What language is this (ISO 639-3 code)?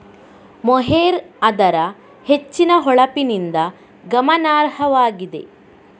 kan